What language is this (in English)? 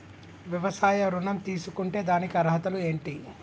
Telugu